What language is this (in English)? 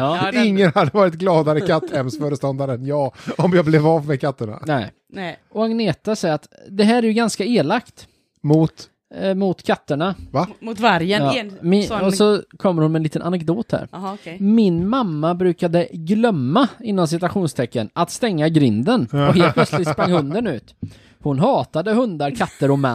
Swedish